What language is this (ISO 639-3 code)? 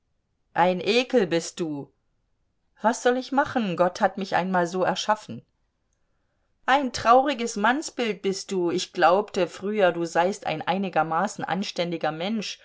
deu